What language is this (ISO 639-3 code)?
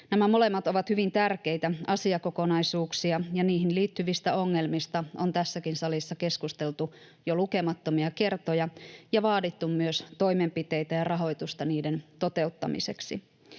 fin